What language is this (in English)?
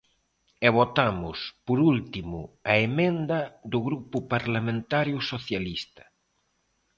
Galician